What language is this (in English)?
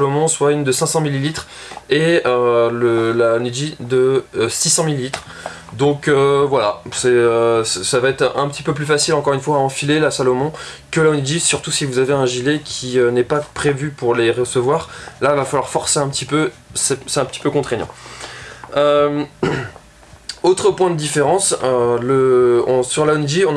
French